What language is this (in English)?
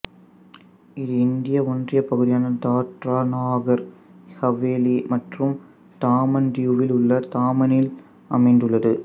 Tamil